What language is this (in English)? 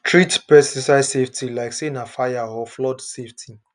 Nigerian Pidgin